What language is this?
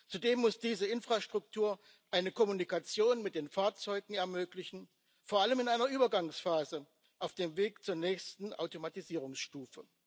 German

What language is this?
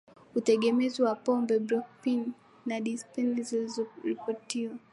Swahili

